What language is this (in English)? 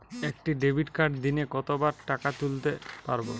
Bangla